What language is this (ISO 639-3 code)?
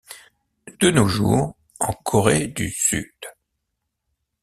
fra